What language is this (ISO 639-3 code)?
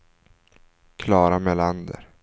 swe